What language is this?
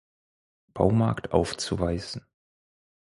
German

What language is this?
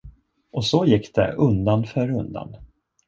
Swedish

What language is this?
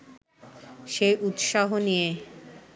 Bangla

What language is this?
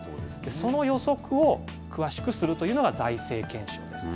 Japanese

